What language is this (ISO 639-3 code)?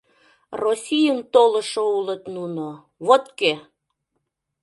chm